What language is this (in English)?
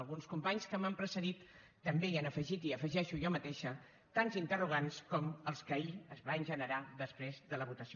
Catalan